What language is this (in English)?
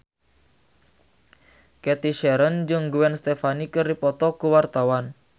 Sundanese